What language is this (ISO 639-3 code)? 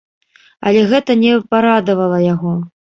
bel